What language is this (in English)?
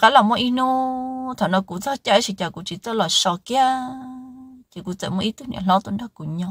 Vietnamese